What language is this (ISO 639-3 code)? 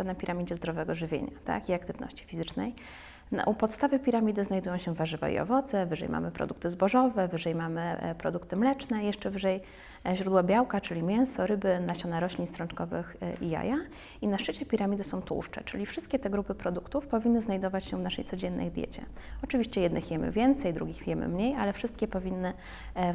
pol